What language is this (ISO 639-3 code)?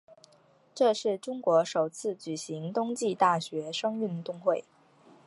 zho